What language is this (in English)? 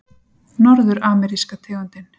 Icelandic